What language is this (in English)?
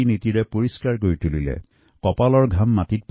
Assamese